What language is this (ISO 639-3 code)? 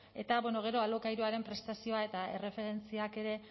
eus